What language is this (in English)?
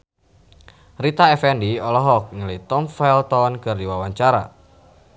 Sundanese